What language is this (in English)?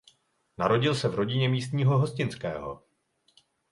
Czech